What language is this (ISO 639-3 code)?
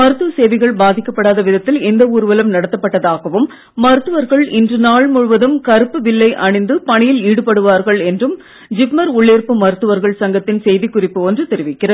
tam